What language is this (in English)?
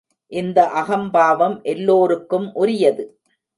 Tamil